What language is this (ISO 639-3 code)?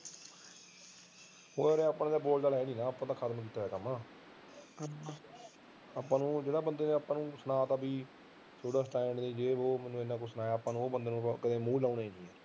pan